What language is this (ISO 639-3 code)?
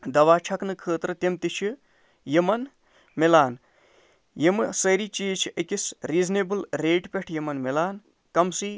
kas